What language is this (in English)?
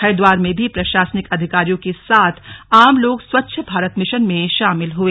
Hindi